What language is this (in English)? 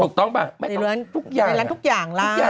Thai